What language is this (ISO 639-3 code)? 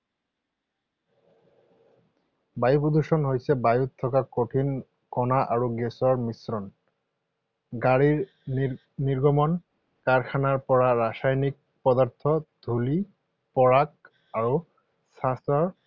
asm